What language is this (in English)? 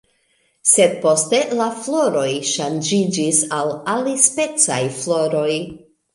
Esperanto